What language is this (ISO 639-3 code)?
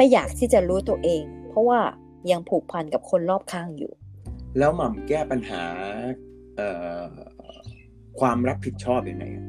tha